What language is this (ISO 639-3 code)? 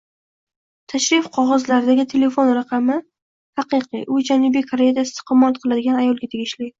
uzb